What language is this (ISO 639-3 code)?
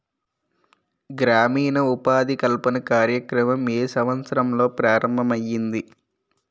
tel